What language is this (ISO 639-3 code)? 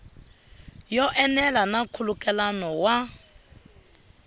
tso